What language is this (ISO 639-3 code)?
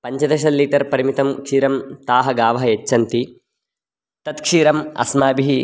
san